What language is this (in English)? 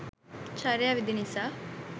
Sinhala